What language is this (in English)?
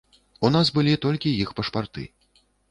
Belarusian